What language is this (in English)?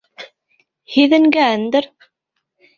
Bashkir